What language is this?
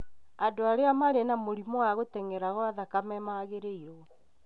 Kikuyu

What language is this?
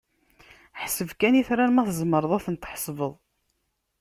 Kabyle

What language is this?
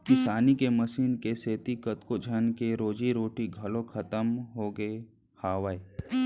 Chhattisgarhi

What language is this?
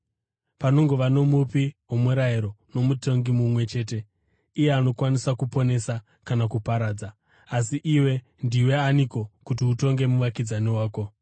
Shona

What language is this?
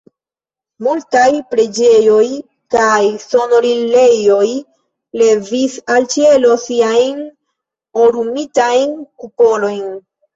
Esperanto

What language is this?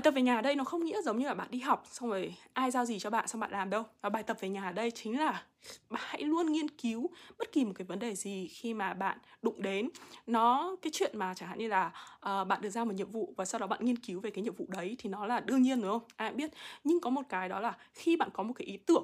Vietnamese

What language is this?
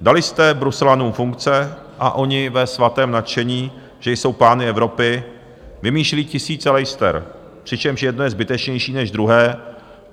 Czech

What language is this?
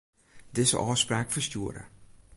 Western Frisian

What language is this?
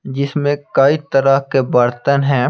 Hindi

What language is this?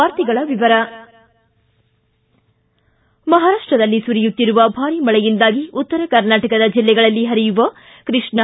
Kannada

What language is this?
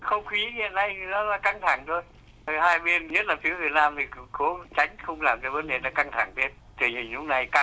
Vietnamese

